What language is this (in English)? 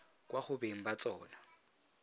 Tswana